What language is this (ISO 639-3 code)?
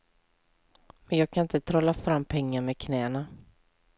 swe